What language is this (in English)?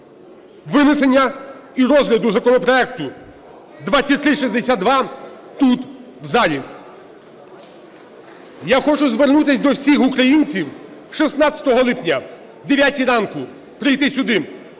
Ukrainian